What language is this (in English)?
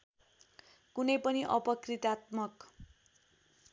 Nepali